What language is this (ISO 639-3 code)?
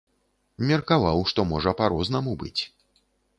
bel